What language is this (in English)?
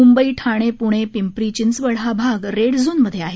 Marathi